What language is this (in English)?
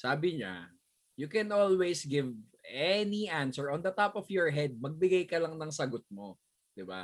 Filipino